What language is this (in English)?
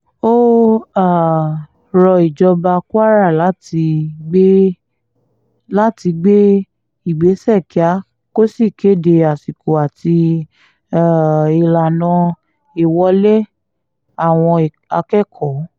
Yoruba